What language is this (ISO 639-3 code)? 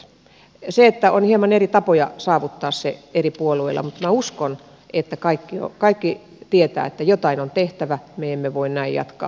fin